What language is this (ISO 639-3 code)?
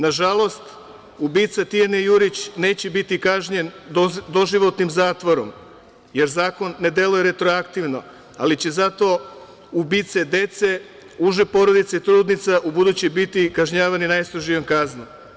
srp